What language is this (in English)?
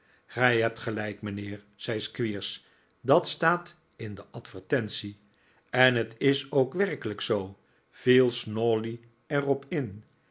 Dutch